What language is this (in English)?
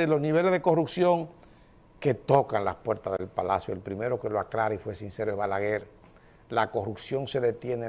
Spanish